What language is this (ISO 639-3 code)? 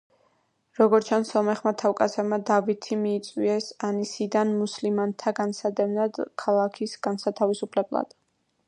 kat